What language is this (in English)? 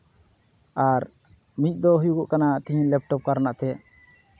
Santali